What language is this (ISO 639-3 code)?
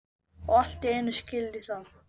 isl